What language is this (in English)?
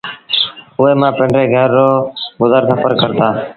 Sindhi Bhil